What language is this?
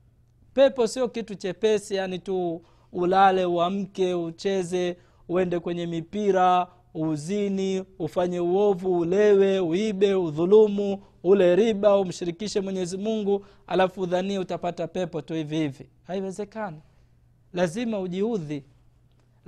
Swahili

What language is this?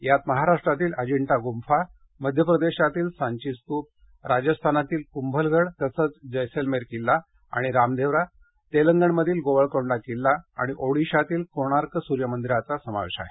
Marathi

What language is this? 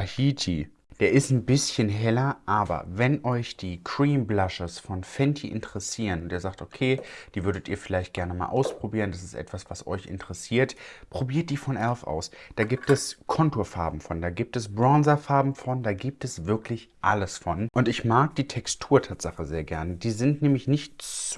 German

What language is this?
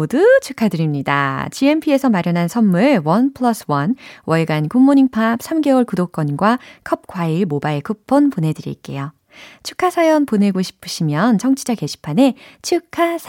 Korean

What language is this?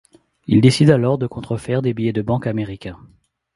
French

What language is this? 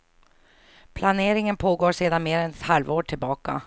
Swedish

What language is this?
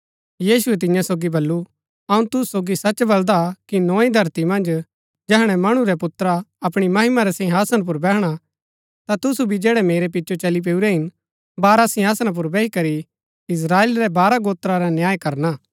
Gaddi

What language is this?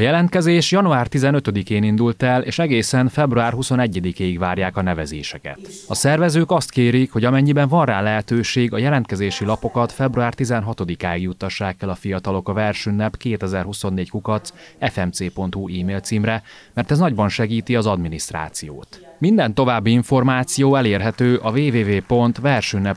Hungarian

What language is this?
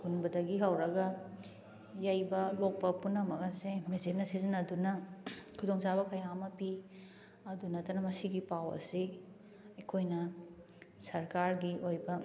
Manipuri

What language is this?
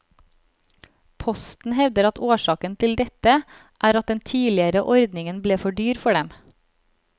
Norwegian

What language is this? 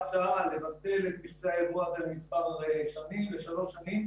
Hebrew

